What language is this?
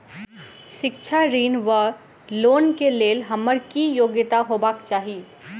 Maithili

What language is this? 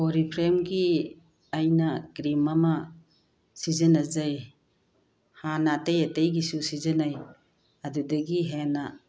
Manipuri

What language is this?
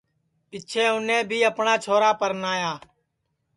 Sansi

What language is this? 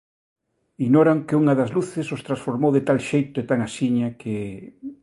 Galician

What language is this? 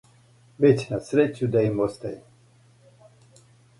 Serbian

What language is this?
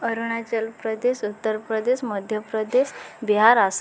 Odia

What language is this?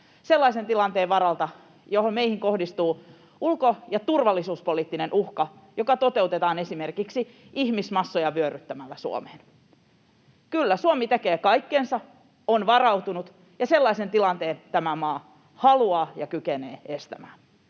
Finnish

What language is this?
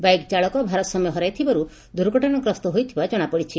Odia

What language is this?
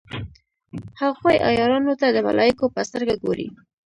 Pashto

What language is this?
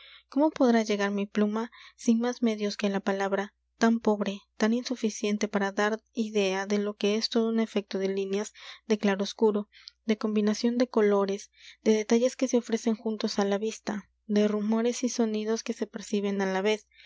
Spanish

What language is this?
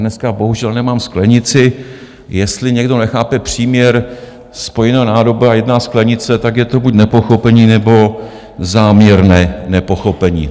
Czech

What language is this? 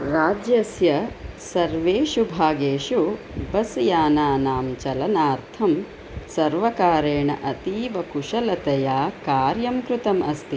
Sanskrit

